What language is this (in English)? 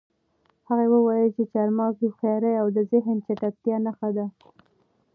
Pashto